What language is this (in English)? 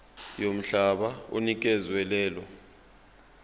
Zulu